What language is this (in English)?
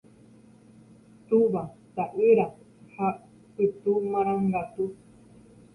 Guarani